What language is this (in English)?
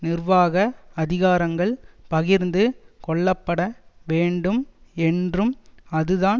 Tamil